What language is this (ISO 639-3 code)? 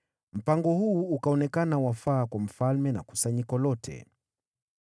swa